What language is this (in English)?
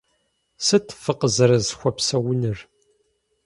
Kabardian